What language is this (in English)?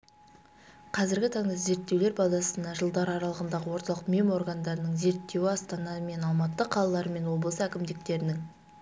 Kazakh